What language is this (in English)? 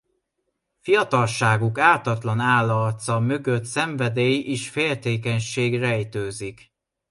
Hungarian